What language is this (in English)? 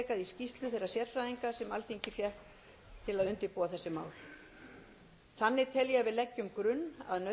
Icelandic